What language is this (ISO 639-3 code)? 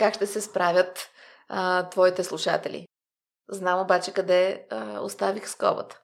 bul